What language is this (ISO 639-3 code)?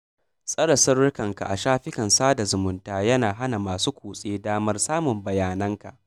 hau